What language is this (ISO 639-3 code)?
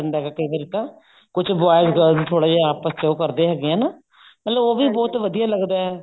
pan